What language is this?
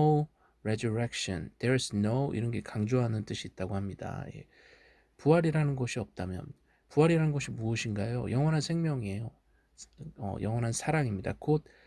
Korean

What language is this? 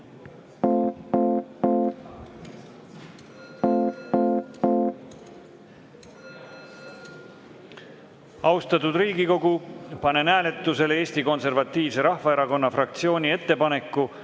Estonian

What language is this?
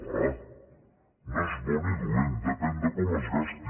Catalan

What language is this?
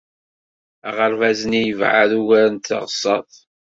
Kabyle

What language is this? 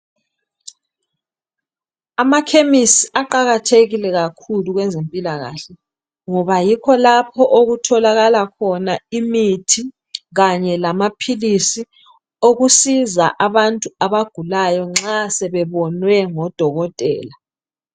North Ndebele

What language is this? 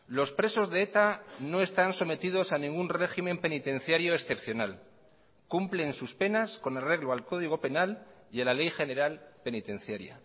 Spanish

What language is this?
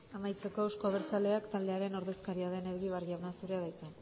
Basque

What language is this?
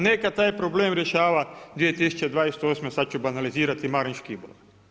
Croatian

